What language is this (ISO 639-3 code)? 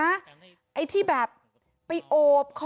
tha